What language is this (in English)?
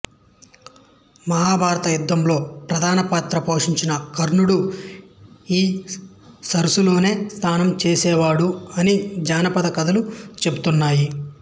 Telugu